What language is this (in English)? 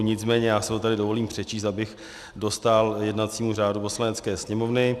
Czech